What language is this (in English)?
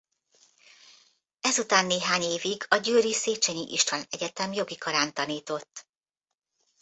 Hungarian